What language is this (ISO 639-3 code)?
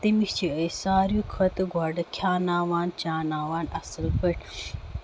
kas